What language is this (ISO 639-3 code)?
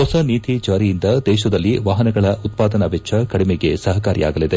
kan